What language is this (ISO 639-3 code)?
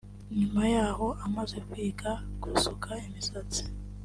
kin